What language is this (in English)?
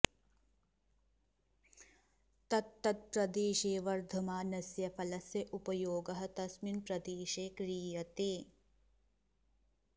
Sanskrit